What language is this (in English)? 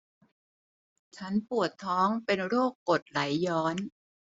Thai